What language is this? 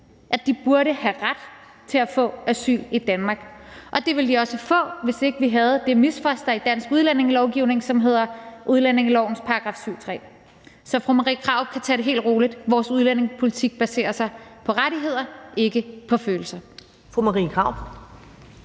Danish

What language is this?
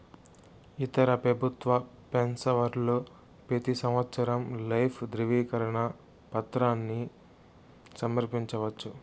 Telugu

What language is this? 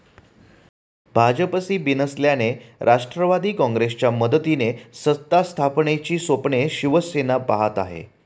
Marathi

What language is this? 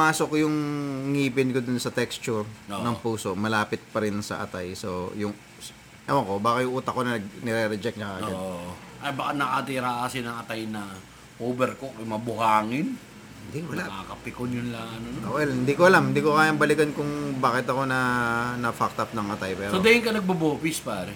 Filipino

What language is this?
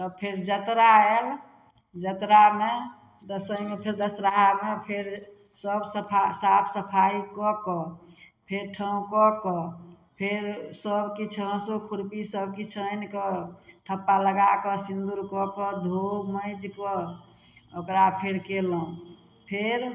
Maithili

